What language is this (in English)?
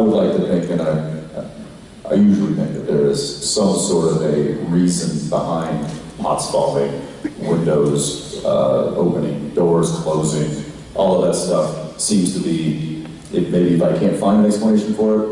English